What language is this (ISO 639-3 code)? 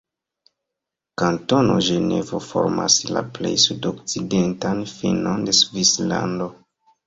epo